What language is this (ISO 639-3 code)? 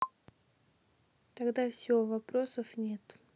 rus